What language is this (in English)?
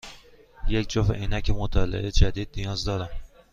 Persian